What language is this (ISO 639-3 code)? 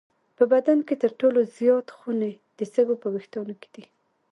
pus